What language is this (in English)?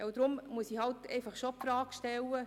Swiss German